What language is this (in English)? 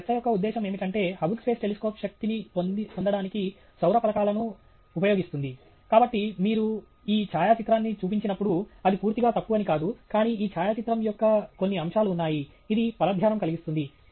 Telugu